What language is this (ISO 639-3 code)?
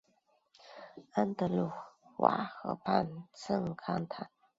zho